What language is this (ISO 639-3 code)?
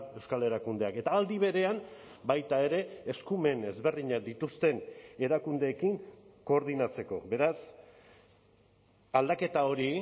eus